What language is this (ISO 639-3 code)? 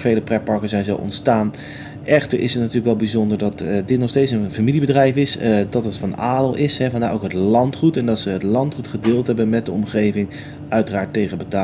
nld